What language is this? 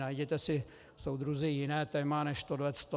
Czech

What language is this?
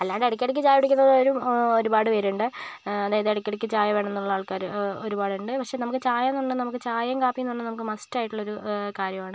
Malayalam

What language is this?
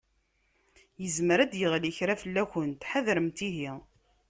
Kabyle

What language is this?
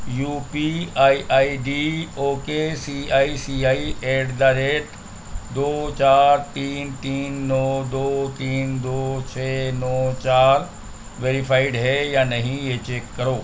Urdu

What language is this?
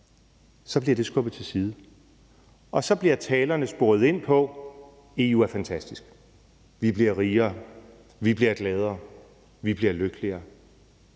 Danish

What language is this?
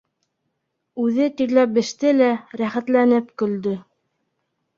Bashkir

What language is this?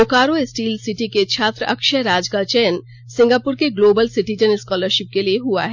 Hindi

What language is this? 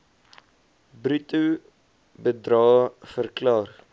Afrikaans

